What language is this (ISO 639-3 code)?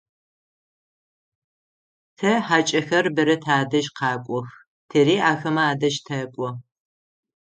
ady